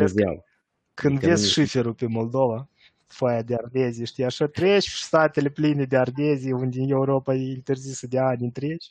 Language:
Romanian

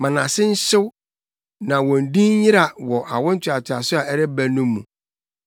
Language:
Akan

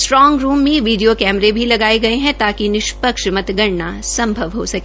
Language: Hindi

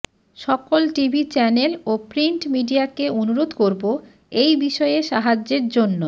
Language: Bangla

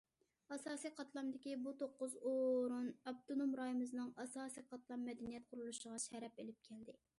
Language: Uyghur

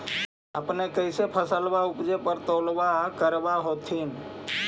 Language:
Magahi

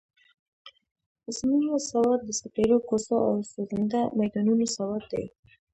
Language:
Pashto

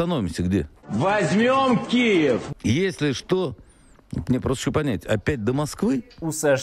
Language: Ukrainian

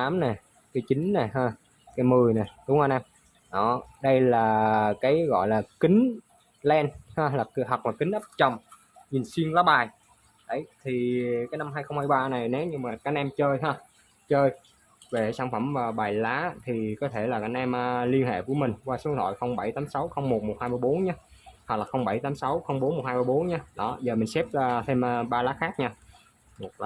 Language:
Vietnamese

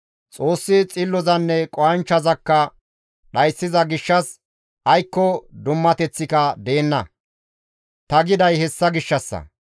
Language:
Gamo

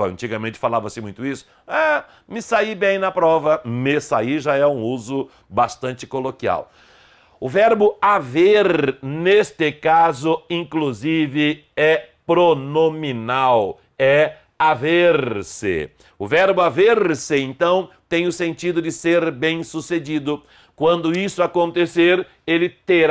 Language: Portuguese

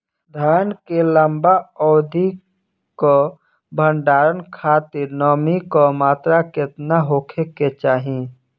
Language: Bhojpuri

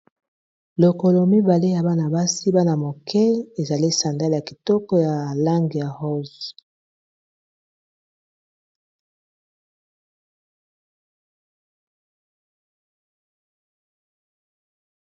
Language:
Lingala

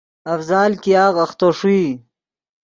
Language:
Yidgha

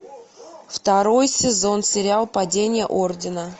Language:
Russian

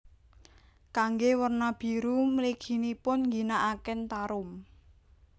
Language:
Javanese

